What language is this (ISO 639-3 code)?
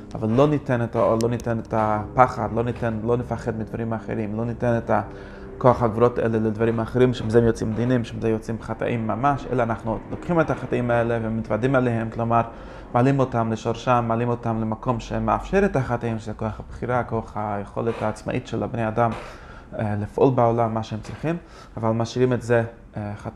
heb